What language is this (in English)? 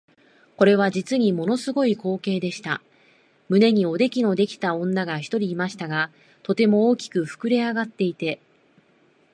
Japanese